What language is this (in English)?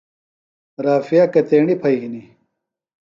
Phalura